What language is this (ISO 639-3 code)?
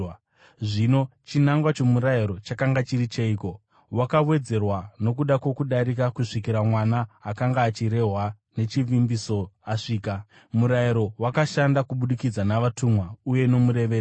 sna